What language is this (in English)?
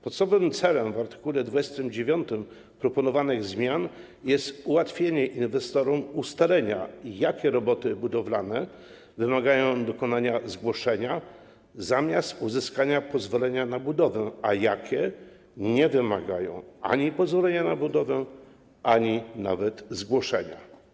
Polish